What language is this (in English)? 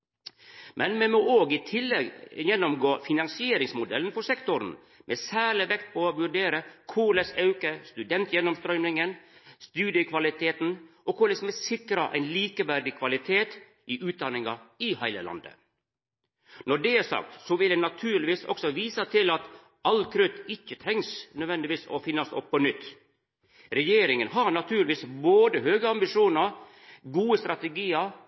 Norwegian Nynorsk